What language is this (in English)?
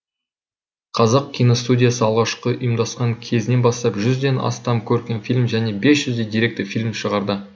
Kazakh